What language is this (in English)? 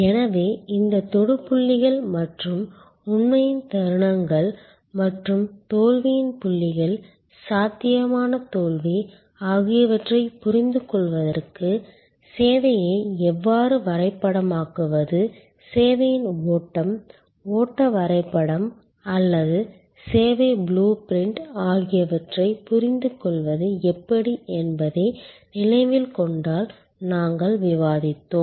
Tamil